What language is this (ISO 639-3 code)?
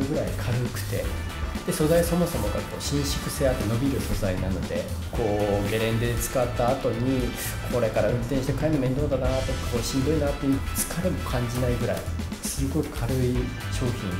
jpn